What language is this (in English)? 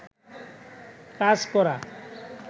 Bangla